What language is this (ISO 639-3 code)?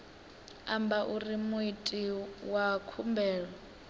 ven